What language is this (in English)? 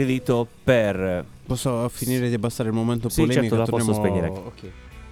Italian